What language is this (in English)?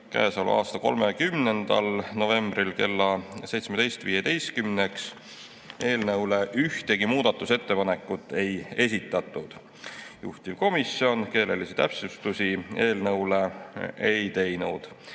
Estonian